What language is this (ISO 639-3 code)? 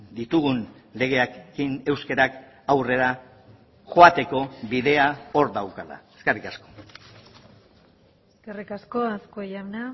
eus